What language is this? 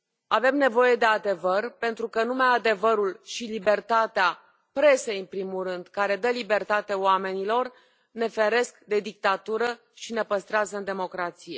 Romanian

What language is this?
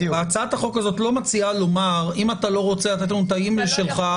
Hebrew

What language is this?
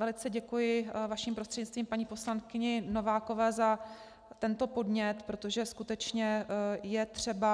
Czech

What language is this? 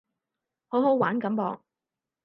Cantonese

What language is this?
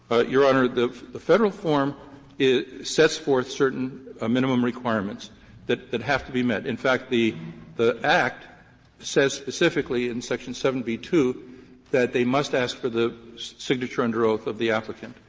English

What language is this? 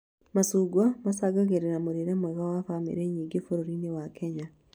Kikuyu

